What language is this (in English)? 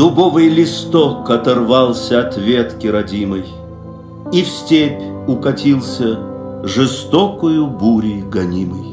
Russian